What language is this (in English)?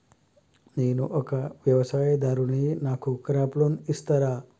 Telugu